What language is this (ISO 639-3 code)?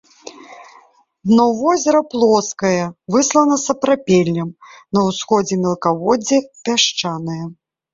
bel